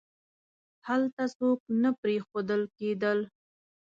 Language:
Pashto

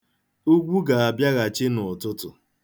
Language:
Igbo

